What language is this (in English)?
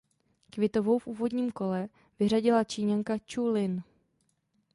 Czech